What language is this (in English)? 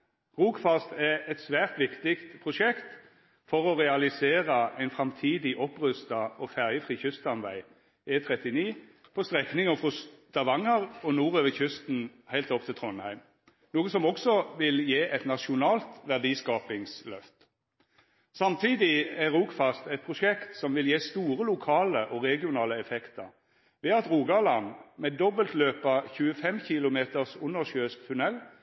Norwegian Nynorsk